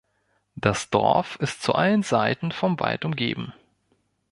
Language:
German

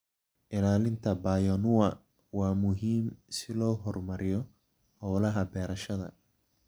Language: Somali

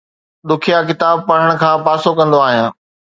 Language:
Sindhi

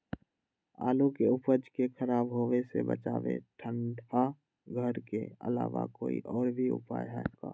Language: Magahi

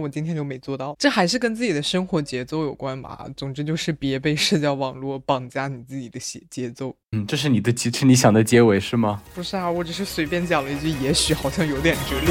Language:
Chinese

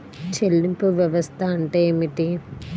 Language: Telugu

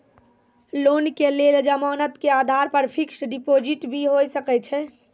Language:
Maithili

